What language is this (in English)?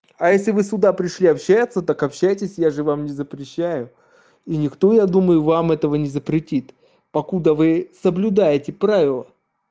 Russian